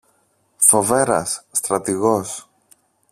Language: Greek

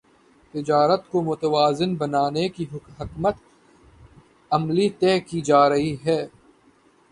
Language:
Urdu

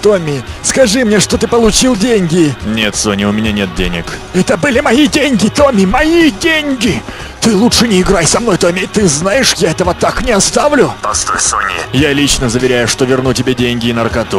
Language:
Russian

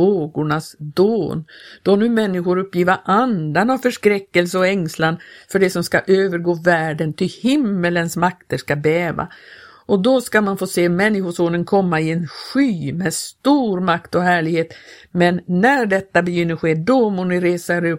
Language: Swedish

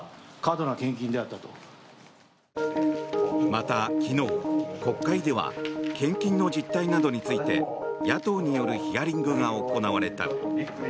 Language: Japanese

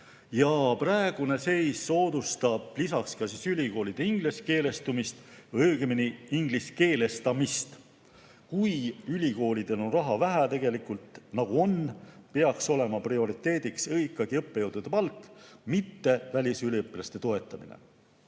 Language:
Estonian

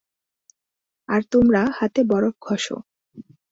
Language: Bangla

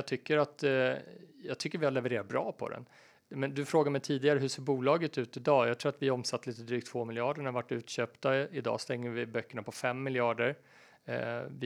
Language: Swedish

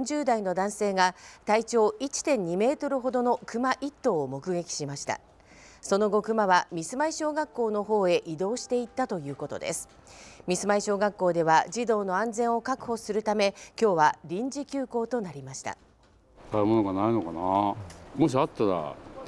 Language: Japanese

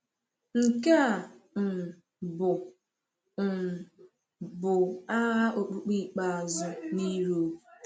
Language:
Igbo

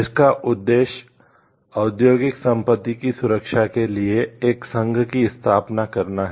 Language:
Hindi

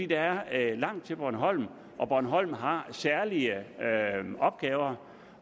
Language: Danish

